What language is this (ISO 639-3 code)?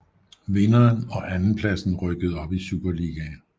dan